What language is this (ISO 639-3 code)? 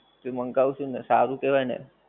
guj